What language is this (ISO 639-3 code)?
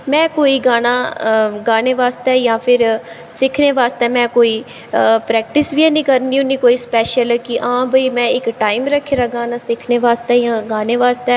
doi